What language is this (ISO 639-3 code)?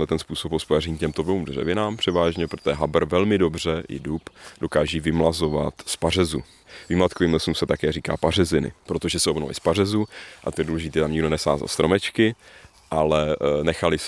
ces